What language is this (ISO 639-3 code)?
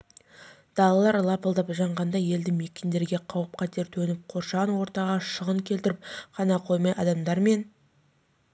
kaz